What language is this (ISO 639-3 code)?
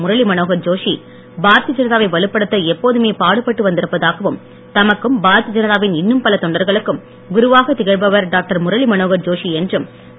tam